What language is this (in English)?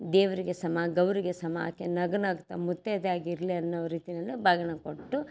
Kannada